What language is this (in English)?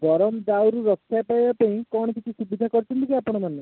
Odia